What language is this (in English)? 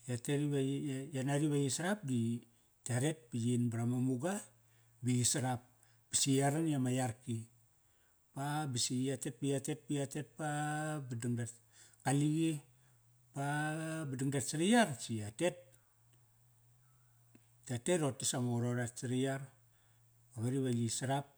Kairak